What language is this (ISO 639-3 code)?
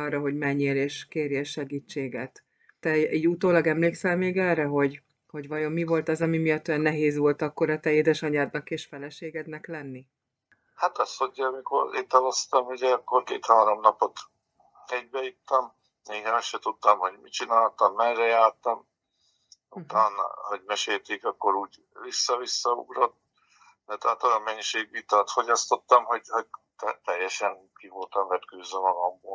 hun